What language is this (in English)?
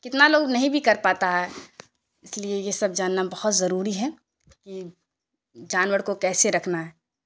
Urdu